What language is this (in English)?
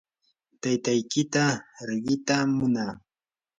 Yanahuanca Pasco Quechua